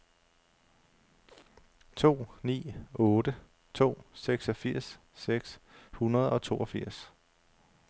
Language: Danish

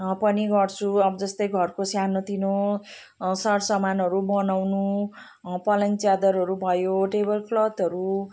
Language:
Nepali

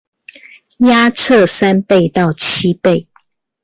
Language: Chinese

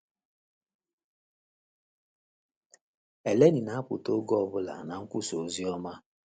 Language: Igbo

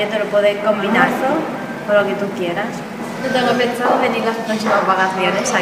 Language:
Spanish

